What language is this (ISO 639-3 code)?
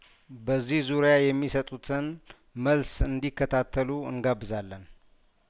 amh